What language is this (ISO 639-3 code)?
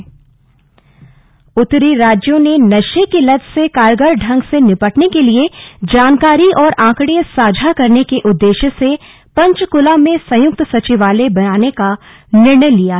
hin